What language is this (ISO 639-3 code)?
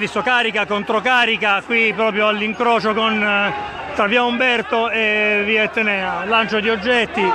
ita